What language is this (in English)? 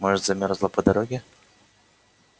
Russian